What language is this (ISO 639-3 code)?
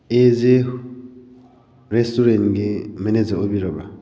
mni